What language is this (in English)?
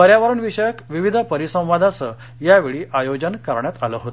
Marathi